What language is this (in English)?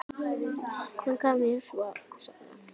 Icelandic